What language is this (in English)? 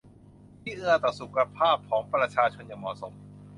Thai